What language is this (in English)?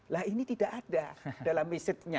Indonesian